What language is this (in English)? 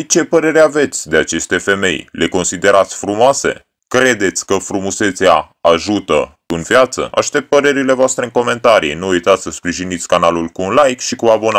Romanian